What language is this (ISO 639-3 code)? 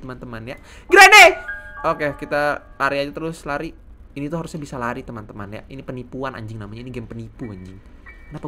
ind